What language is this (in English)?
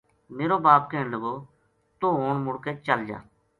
Gujari